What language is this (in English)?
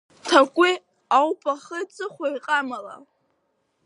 Abkhazian